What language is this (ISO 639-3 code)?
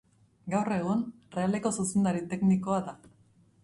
eus